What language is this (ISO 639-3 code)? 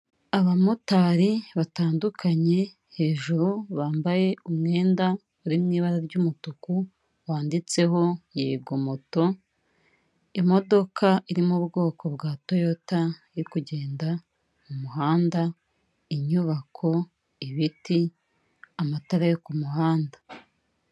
kin